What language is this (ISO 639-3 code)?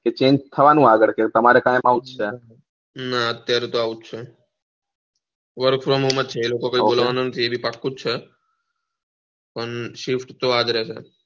guj